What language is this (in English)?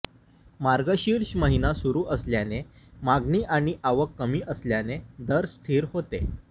Marathi